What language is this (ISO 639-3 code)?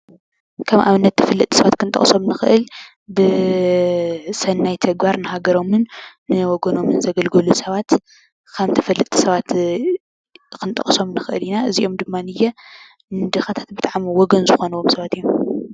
tir